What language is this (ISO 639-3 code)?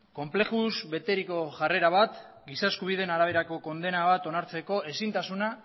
eus